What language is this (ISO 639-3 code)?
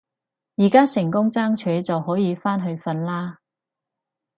yue